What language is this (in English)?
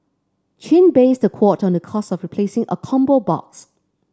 English